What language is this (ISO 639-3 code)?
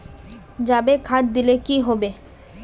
mag